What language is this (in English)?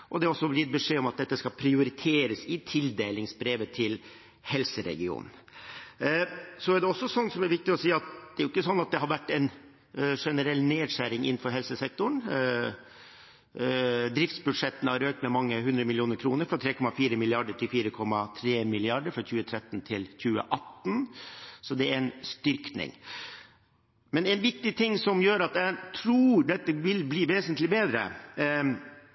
Norwegian Bokmål